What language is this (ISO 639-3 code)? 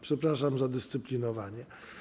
pol